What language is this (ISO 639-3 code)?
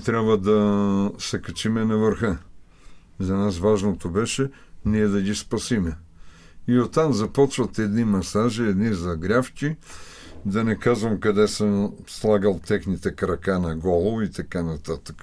bul